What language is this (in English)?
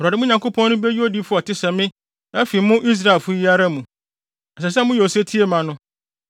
Akan